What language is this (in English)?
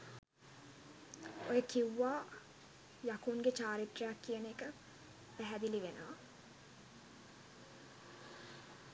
Sinhala